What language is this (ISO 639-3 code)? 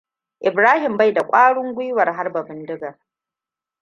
hau